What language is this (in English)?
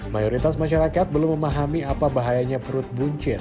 Indonesian